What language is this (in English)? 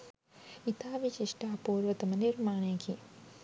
Sinhala